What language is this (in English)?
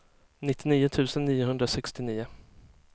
Swedish